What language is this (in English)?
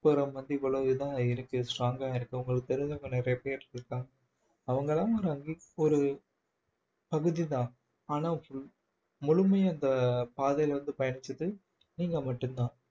Tamil